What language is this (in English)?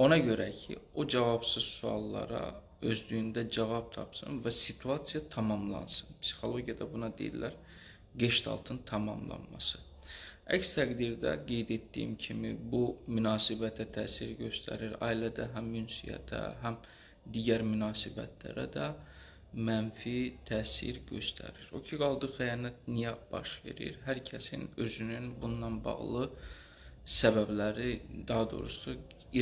Turkish